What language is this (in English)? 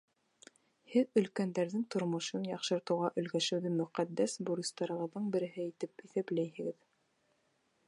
Bashkir